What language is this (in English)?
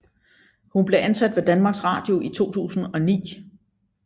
Danish